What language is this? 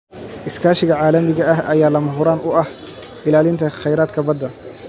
Somali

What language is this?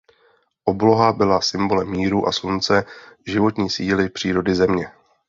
Czech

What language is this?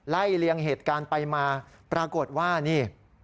Thai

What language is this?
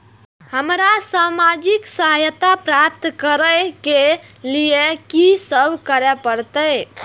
Maithili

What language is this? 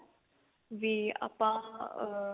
Punjabi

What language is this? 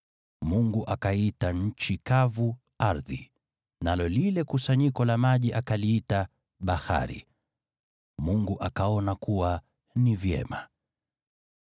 Swahili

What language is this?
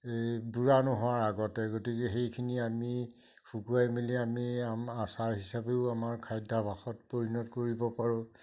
Assamese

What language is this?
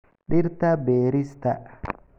Somali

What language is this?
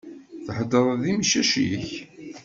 Kabyle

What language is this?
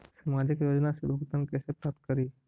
Magahi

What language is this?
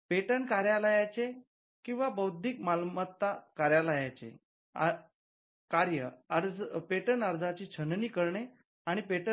Marathi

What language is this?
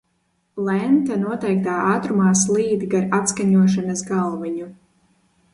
Latvian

